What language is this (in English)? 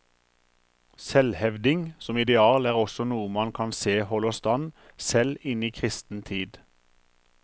Norwegian